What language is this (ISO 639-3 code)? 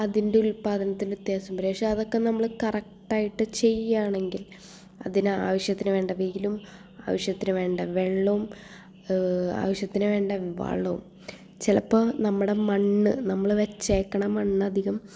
mal